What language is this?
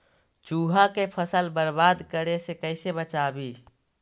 Magahi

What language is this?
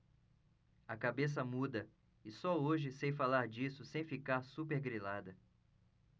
Portuguese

